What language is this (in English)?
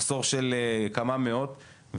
Hebrew